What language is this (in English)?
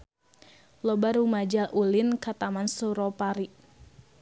Sundanese